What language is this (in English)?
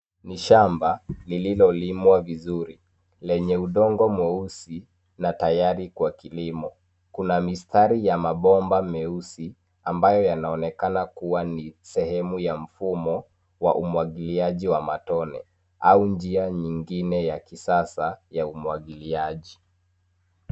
Swahili